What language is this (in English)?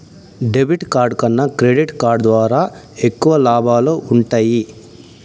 Telugu